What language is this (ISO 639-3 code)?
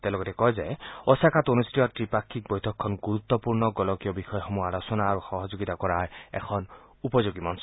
asm